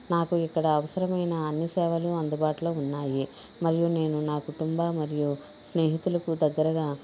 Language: Telugu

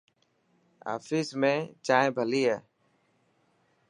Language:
Dhatki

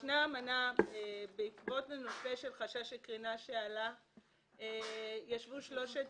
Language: Hebrew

